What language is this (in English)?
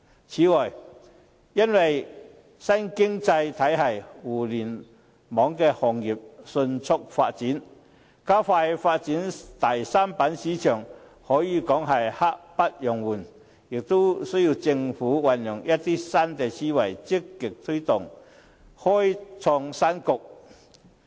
Cantonese